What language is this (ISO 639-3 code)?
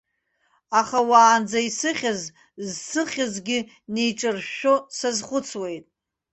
abk